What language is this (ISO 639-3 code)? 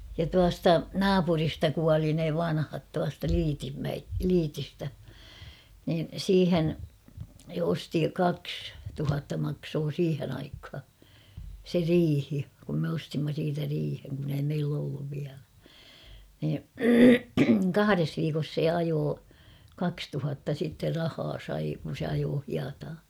fin